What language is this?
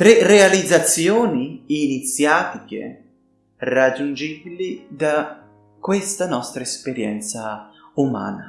Italian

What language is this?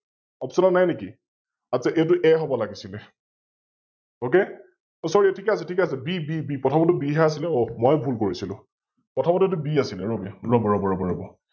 Assamese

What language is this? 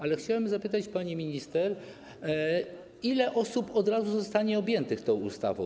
Polish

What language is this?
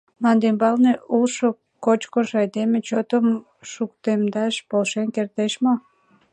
Mari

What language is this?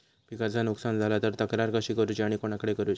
Marathi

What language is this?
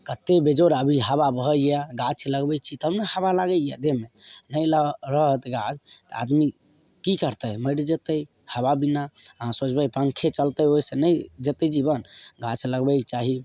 Maithili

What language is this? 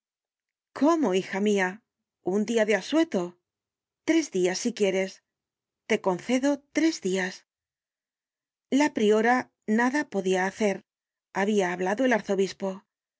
Spanish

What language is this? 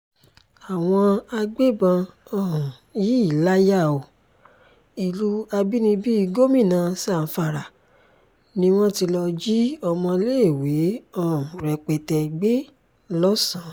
Yoruba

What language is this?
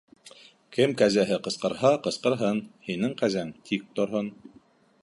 Bashkir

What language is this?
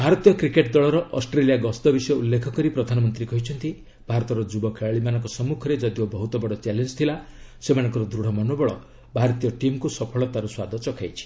Odia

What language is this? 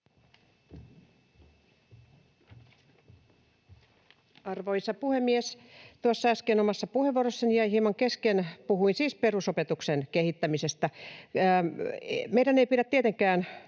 Finnish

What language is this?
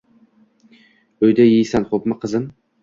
Uzbek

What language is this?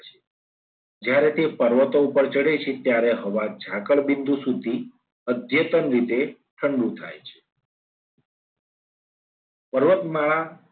Gujarati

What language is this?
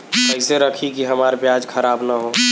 Bhojpuri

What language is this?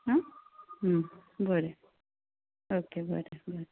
Konkani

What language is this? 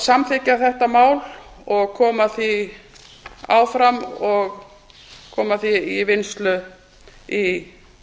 Icelandic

